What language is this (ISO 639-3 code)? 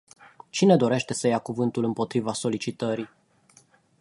ron